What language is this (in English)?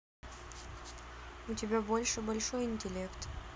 Russian